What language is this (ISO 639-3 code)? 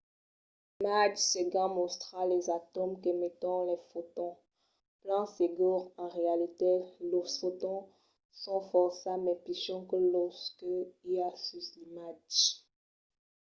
oci